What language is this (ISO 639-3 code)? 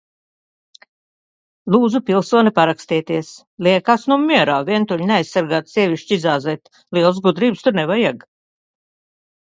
lav